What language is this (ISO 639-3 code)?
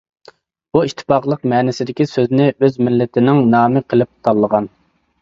uig